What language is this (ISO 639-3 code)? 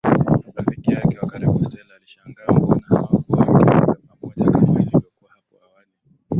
swa